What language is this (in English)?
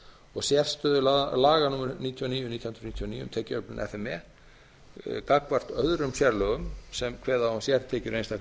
Icelandic